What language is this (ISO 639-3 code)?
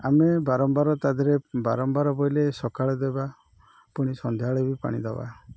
ori